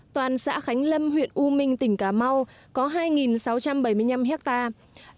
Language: Vietnamese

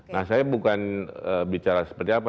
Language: Indonesian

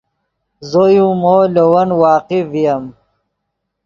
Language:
Yidgha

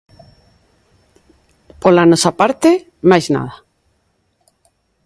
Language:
Galician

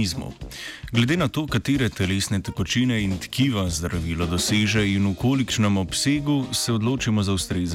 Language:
Croatian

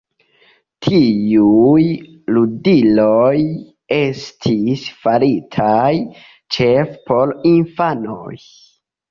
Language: Esperanto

